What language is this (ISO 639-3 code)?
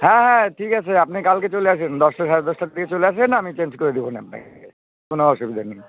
ben